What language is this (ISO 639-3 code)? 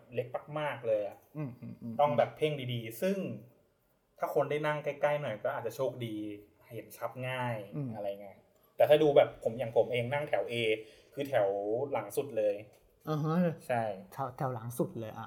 tha